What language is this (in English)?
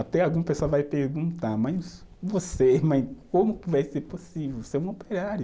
Portuguese